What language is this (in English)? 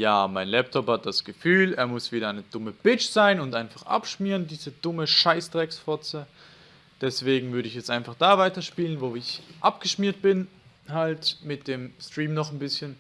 German